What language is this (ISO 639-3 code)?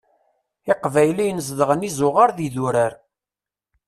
kab